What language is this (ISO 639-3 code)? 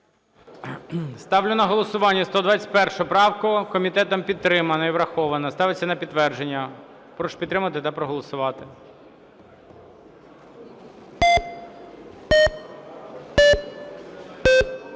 ukr